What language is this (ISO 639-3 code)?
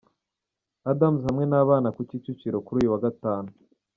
kin